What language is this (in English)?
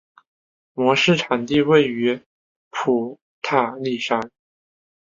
Chinese